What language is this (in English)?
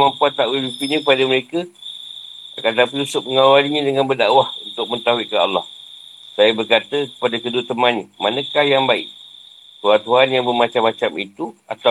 Malay